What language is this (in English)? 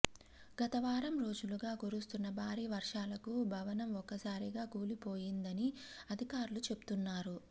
Telugu